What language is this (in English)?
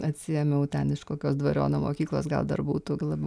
Lithuanian